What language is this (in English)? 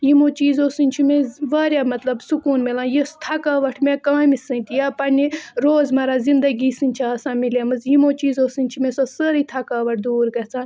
Kashmiri